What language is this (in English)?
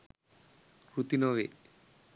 Sinhala